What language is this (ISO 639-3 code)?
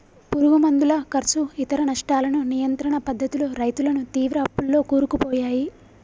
tel